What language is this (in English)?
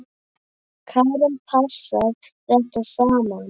Icelandic